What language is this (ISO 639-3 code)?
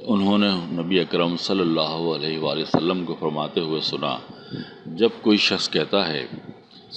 urd